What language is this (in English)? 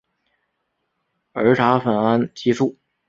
Chinese